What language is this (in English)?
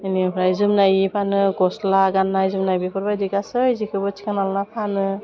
Bodo